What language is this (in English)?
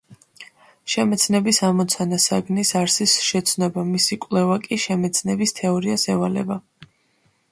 Georgian